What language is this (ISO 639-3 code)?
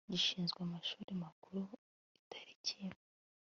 kin